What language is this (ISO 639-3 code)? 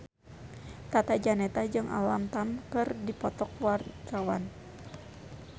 sun